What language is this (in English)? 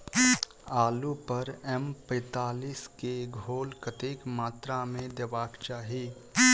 Maithili